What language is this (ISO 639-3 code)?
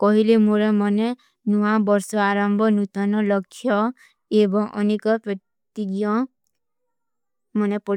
uki